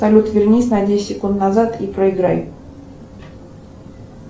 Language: Russian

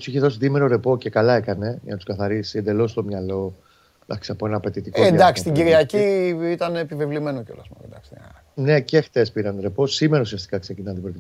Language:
Greek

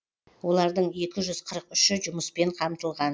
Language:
Kazakh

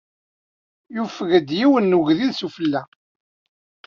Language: Kabyle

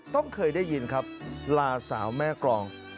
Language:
Thai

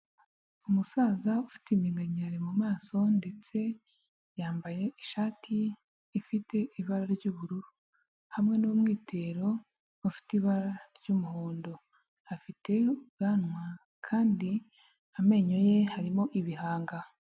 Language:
Kinyarwanda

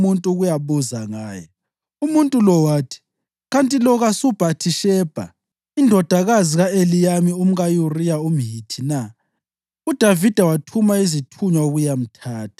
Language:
North Ndebele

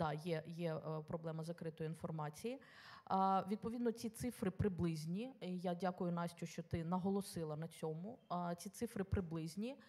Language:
Ukrainian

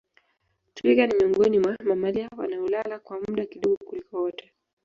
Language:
Swahili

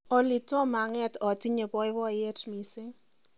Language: Kalenjin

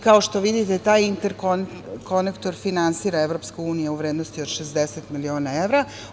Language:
Serbian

